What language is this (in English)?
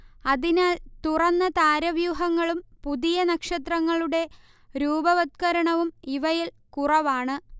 Malayalam